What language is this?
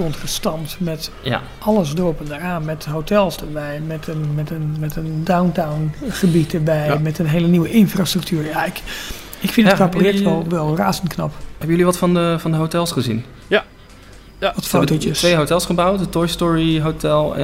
Dutch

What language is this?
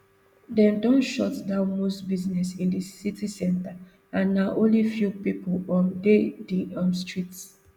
Nigerian Pidgin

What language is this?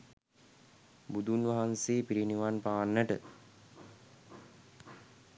Sinhala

